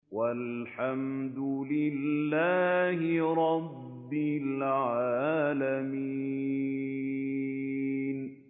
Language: Arabic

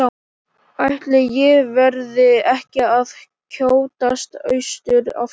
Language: Icelandic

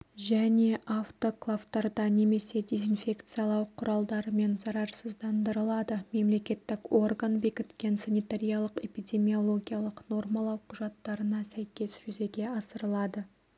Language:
Kazakh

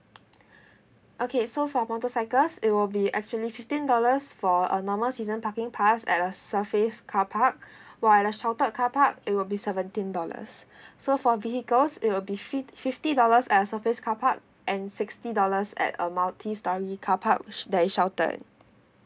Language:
English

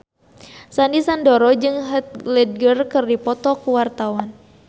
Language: Sundanese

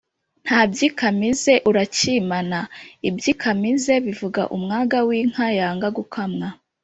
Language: Kinyarwanda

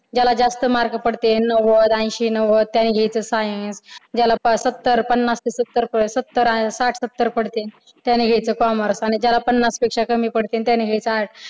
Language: Marathi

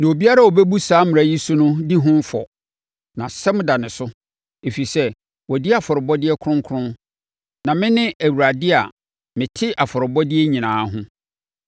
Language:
Akan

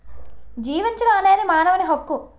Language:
Telugu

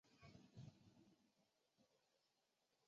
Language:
Chinese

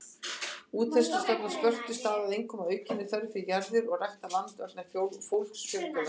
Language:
Icelandic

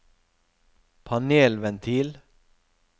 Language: Norwegian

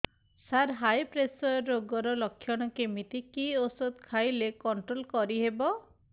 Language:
Odia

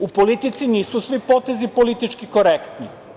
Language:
Serbian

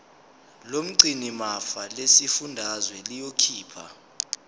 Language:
Zulu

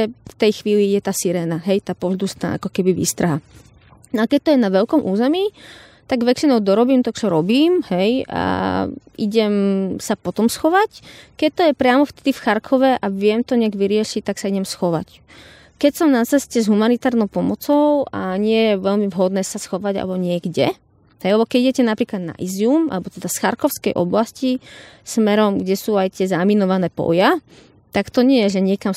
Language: Slovak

